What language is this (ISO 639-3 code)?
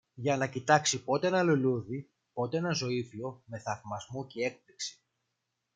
ell